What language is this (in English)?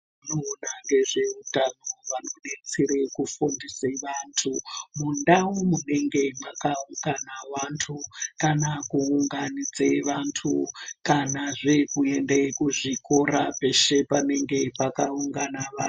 Ndau